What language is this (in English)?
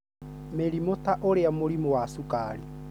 Kikuyu